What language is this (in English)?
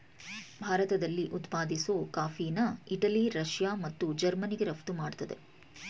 Kannada